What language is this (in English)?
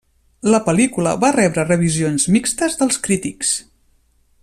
Catalan